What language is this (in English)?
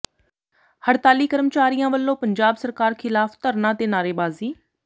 Punjabi